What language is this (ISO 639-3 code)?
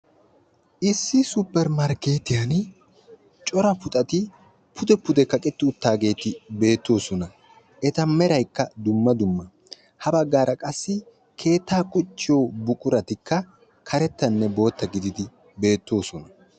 wal